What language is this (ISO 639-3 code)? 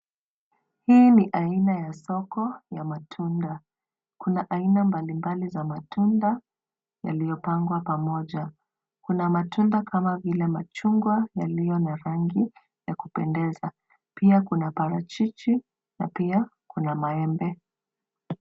swa